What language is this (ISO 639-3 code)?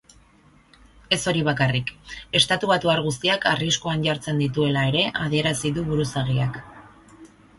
eus